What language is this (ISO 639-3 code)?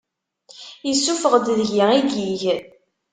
kab